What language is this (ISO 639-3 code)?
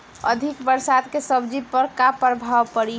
bho